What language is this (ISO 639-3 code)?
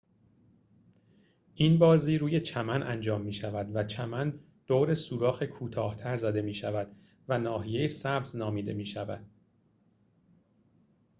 fas